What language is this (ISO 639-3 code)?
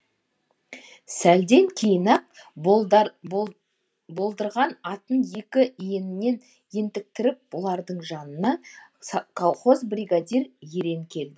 kaz